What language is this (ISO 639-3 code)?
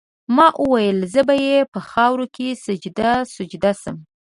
pus